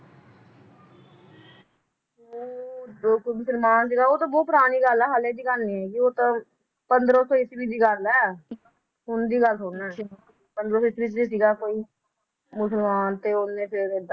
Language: Punjabi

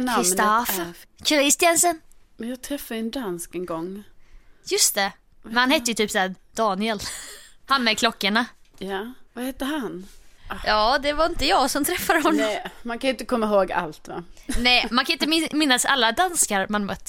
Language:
Swedish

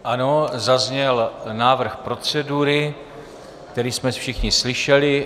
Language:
Czech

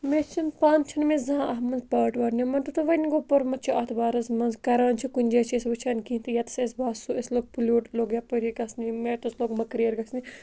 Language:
Kashmiri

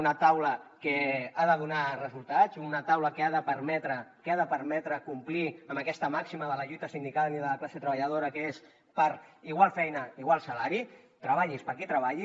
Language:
Catalan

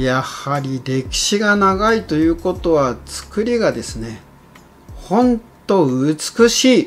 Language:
Japanese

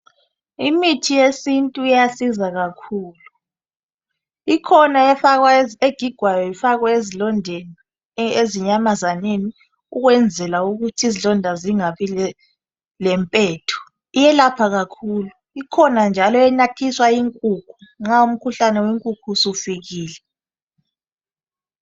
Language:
North Ndebele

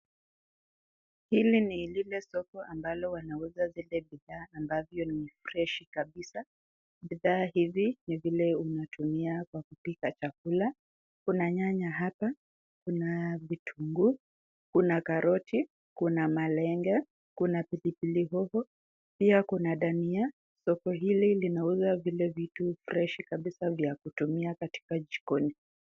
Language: Swahili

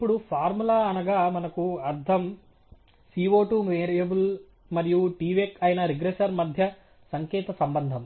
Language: Telugu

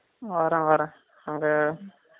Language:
Tamil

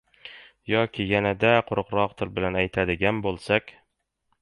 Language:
Uzbek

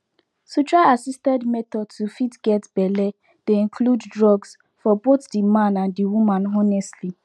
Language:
Nigerian Pidgin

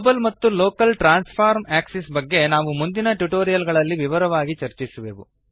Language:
Kannada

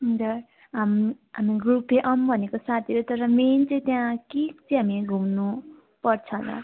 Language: Nepali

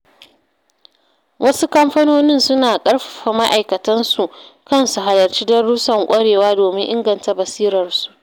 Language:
Hausa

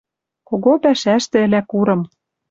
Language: Western Mari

